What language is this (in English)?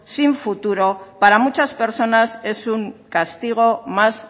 Spanish